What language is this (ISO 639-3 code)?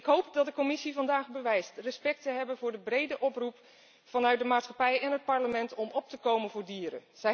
nld